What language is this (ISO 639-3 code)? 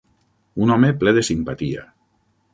cat